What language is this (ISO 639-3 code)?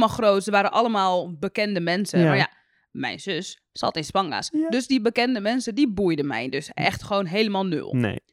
nld